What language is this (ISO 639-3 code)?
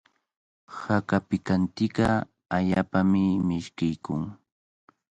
qvl